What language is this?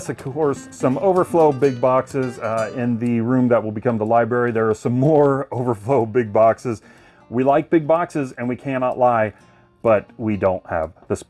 English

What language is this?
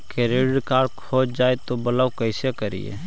Magahi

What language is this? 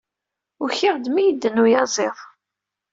Kabyle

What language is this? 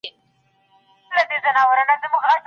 Pashto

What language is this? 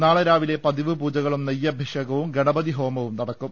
Malayalam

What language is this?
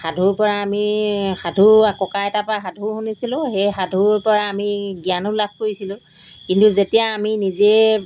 Assamese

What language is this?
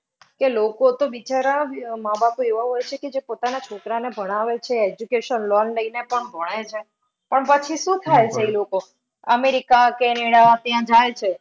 Gujarati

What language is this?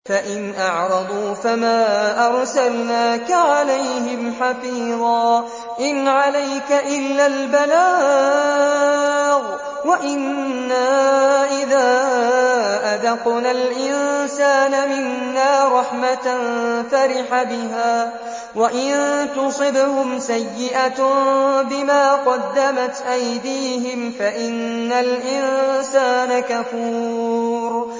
Arabic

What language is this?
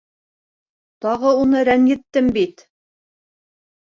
Bashkir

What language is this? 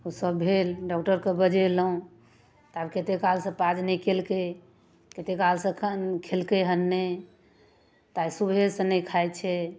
Maithili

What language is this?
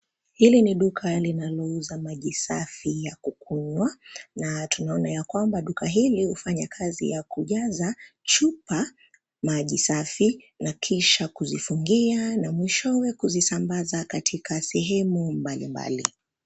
Swahili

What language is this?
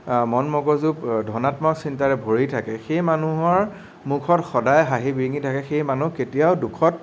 Assamese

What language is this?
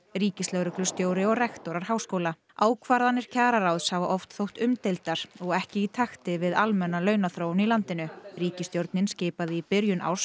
Icelandic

